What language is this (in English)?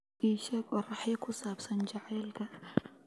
Somali